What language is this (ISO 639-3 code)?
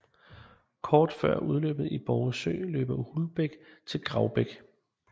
dan